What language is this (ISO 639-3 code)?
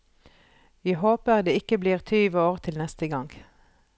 nor